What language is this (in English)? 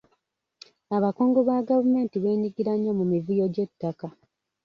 Ganda